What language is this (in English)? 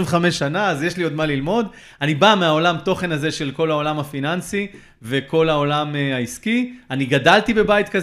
Hebrew